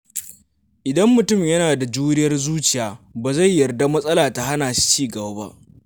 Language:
Hausa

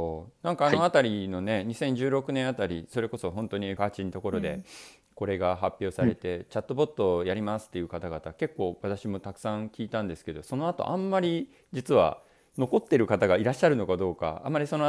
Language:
Japanese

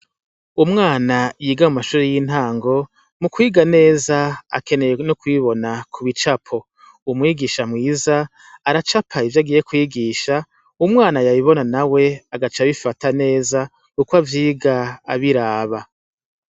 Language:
Rundi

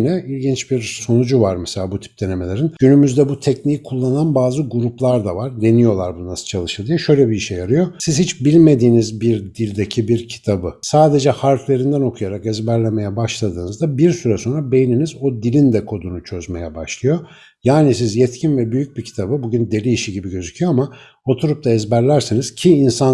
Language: Turkish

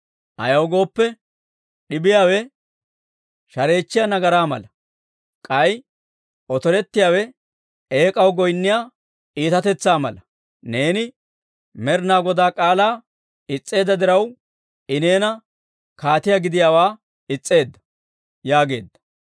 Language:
Dawro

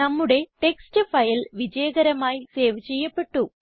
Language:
Malayalam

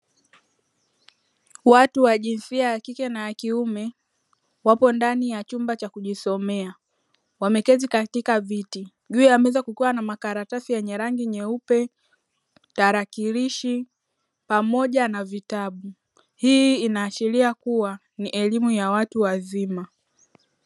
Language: Swahili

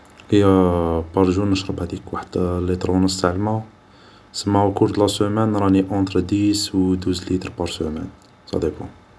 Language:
Algerian Arabic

